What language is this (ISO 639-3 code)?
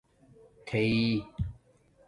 dmk